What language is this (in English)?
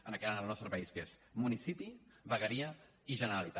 Catalan